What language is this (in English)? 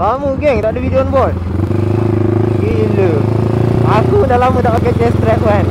Malay